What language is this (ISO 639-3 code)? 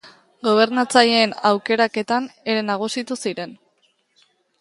eus